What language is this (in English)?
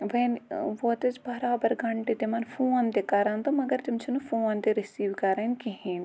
Kashmiri